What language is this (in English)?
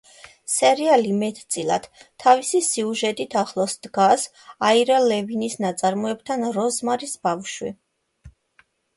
Georgian